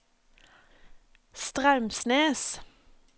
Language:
Norwegian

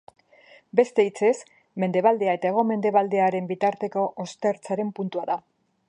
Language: Basque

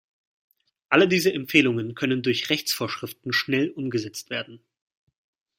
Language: German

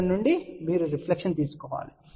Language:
Telugu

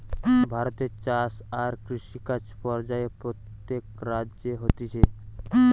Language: Bangla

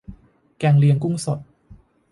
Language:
Thai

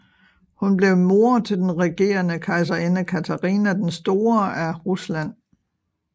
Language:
Danish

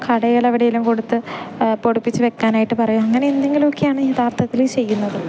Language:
Malayalam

